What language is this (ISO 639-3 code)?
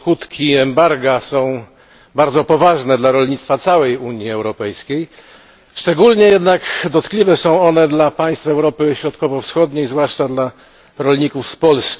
pol